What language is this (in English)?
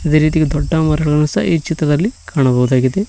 Kannada